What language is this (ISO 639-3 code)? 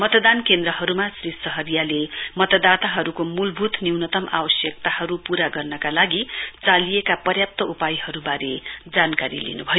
nep